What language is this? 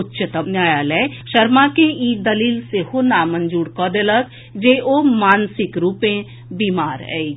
Maithili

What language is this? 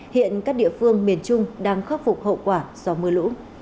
Vietnamese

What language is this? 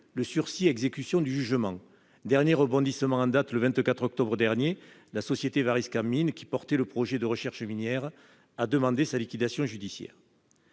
French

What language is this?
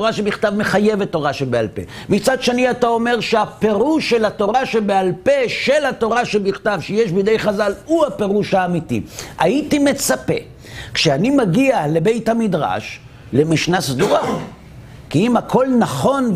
Hebrew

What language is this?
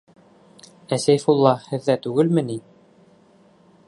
Bashkir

